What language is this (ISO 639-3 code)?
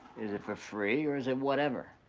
eng